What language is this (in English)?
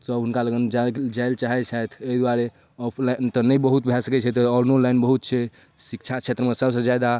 Maithili